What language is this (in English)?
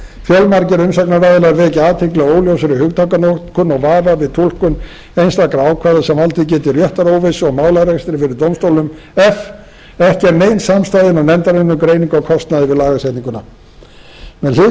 Icelandic